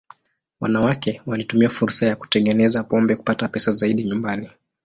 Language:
Swahili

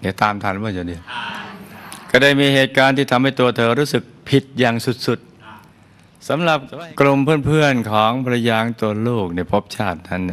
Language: Thai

